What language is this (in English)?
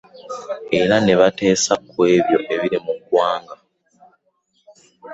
Ganda